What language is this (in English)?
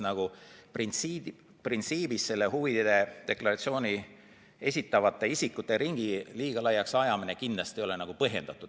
Estonian